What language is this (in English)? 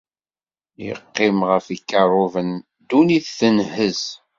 Kabyle